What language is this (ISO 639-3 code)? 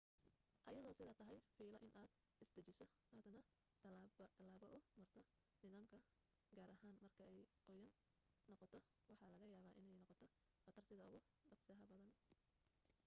som